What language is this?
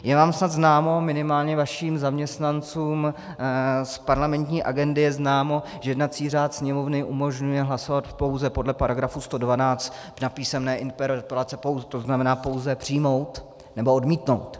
Czech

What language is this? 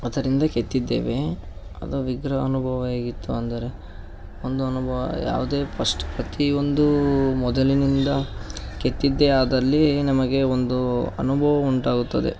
Kannada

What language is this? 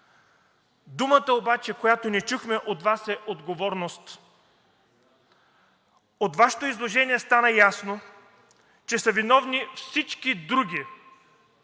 Bulgarian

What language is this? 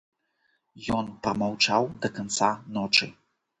Belarusian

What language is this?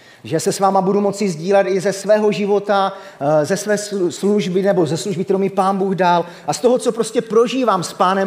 Czech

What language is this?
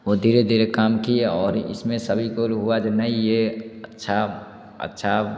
Hindi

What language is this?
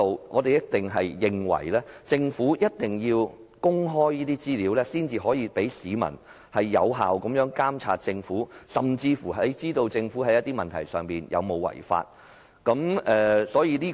Cantonese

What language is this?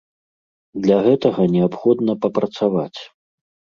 Belarusian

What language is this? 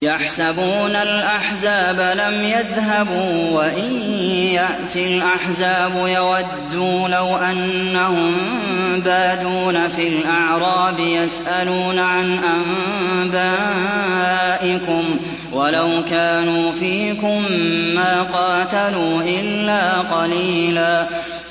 Arabic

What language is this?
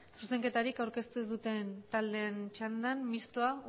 Basque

